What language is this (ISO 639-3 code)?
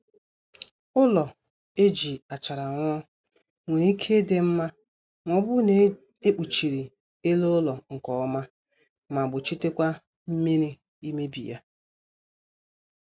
ibo